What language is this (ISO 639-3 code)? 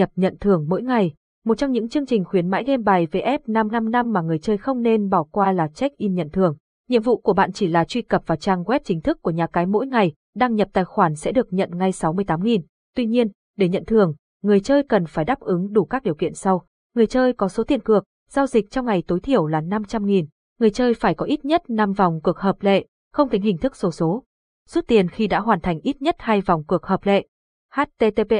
vie